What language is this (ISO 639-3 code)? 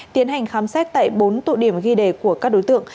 vie